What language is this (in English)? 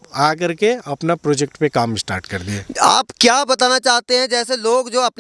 Hindi